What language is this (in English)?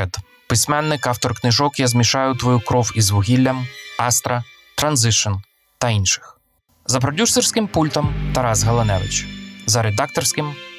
Ukrainian